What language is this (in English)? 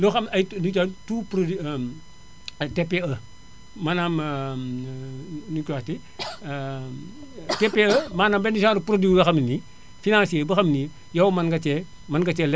Wolof